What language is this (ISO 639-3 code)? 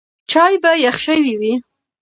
pus